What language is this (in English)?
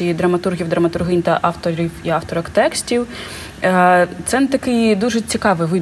Ukrainian